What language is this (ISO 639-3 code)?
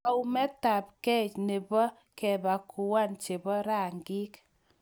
kln